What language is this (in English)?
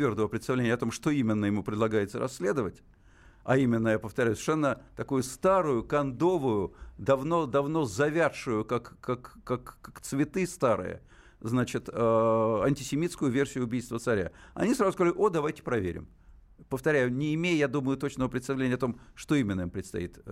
Russian